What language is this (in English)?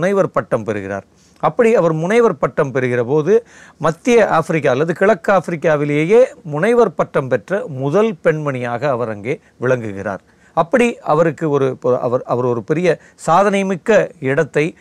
Tamil